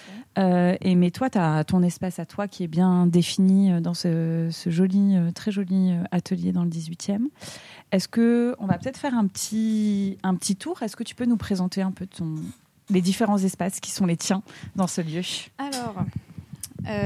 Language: French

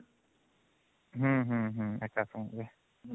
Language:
Odia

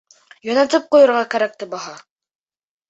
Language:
Bashkir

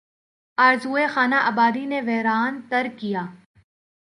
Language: Urdu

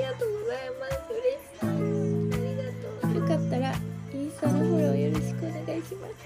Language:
Japanese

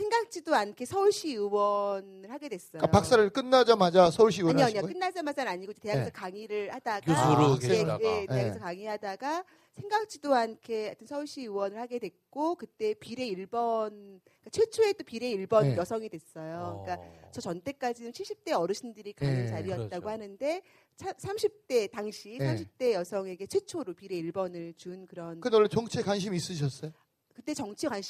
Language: Korean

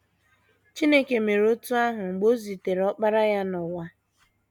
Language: Igbo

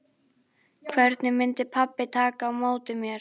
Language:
Icelandic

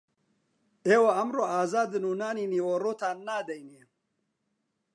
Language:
Central Kurdish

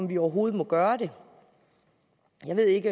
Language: Danish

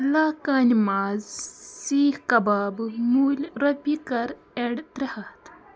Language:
Kashmiri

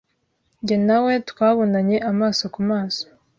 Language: Kinyarwanda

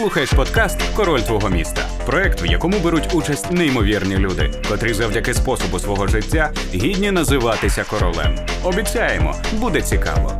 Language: Ukrainian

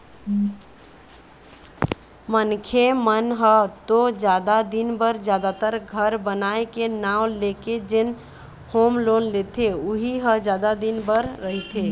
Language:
Chhattisgarhi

